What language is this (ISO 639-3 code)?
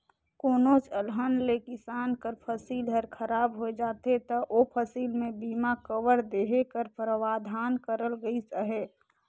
hne